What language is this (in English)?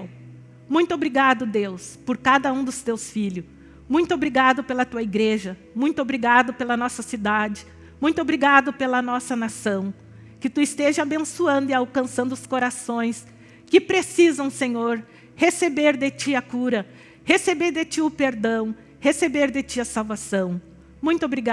Portuguese